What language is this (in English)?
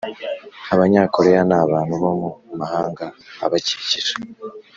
Kinyarwanda